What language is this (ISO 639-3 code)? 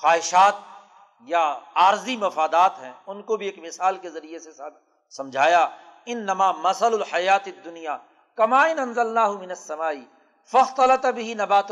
urd